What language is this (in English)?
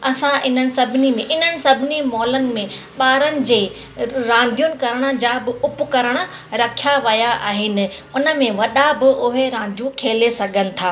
Sindhi